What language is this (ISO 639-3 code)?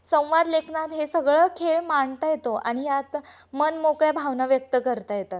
mar